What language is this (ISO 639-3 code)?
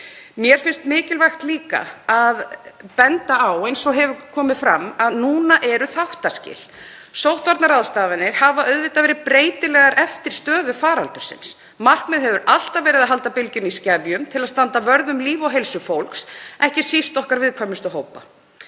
isl